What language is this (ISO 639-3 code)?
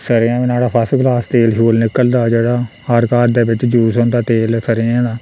doi